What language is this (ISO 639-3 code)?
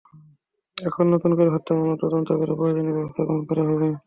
ben